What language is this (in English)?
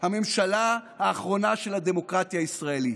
Hebrew